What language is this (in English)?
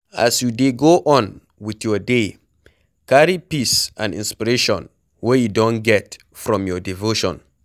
Nigerian Pidgin